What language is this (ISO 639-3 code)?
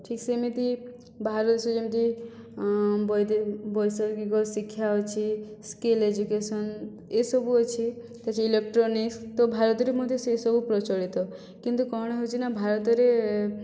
ori